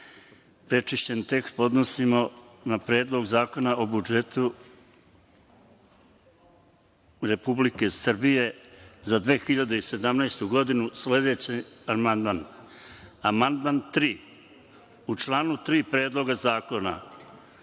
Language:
Serbian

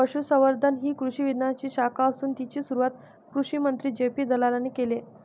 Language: Marathi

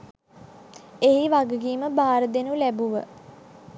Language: Sinhala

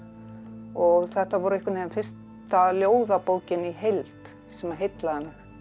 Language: Icelandic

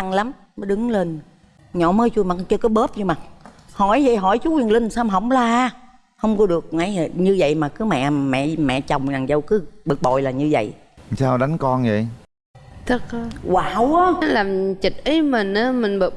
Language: Vietnamese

